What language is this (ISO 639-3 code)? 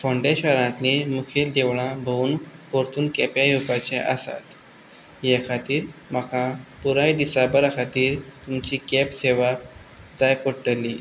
kok